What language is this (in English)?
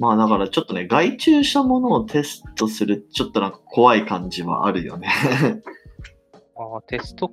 Japanese